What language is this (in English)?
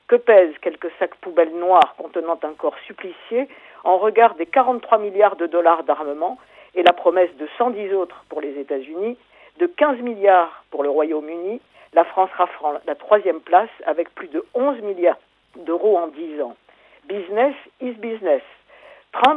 French